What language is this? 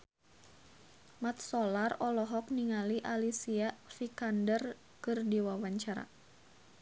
Sundanese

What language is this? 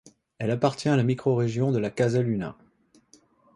French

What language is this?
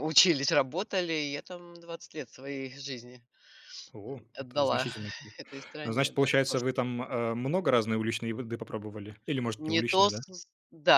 Russian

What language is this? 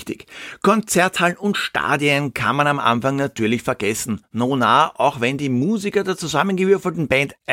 German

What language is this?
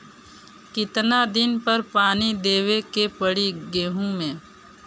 Bhojpuri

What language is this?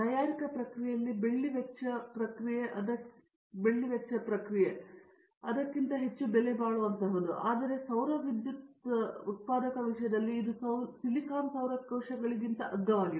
Kannada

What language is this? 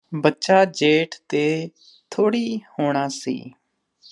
Punjabi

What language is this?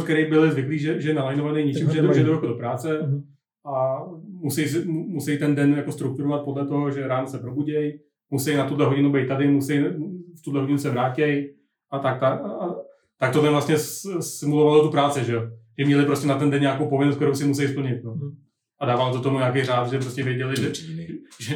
Czech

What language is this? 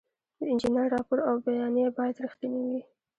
Pashto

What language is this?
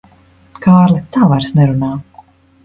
Latvian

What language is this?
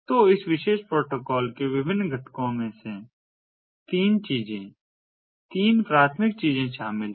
Hindi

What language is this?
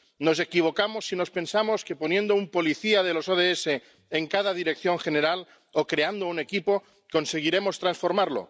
Spanish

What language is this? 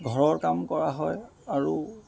Assamese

